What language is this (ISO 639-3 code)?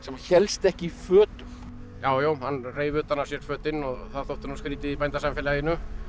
isl